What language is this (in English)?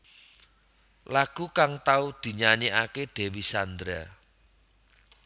Javanese